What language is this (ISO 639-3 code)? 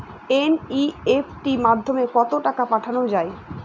ben